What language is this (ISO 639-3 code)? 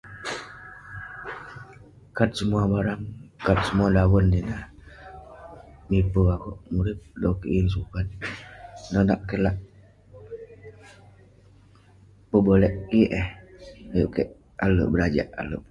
pne